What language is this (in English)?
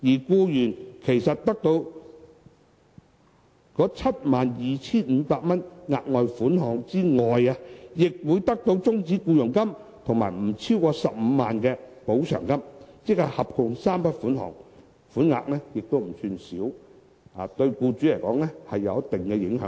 Cantonese